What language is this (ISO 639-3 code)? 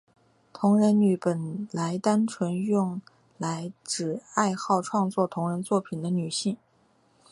zho